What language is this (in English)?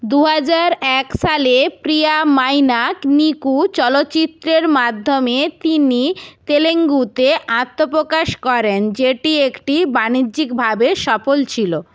Bangla